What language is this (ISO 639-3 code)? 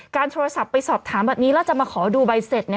tha